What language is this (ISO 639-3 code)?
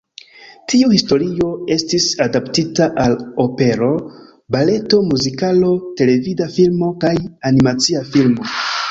epo